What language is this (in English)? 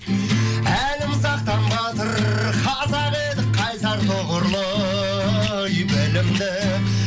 Kazakh